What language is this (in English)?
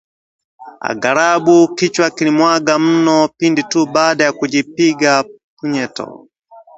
Swahili